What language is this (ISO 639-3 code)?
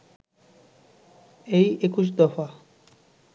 ben